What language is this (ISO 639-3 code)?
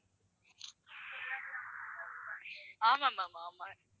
tam